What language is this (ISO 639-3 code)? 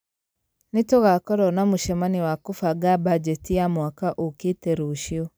kik